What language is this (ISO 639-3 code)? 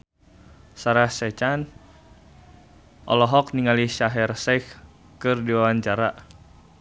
sun